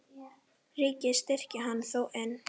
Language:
Icelandic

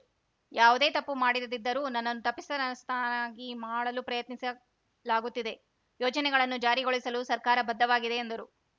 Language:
Kannada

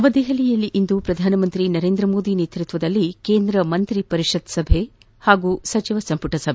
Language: Kannada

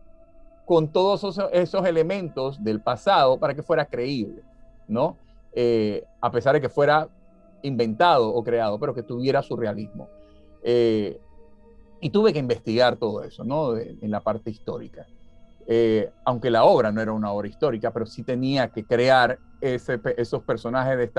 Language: Spanish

